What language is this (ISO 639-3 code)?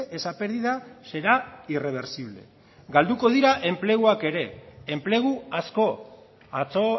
eus